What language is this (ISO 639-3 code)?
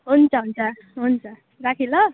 nep